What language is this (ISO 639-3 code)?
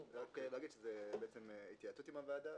heb